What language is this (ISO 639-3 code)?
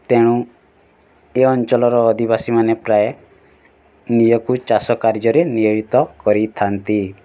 ori